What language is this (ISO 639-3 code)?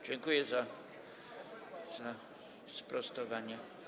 pol